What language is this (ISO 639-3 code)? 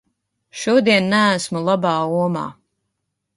lav